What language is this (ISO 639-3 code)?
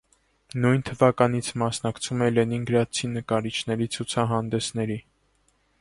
hye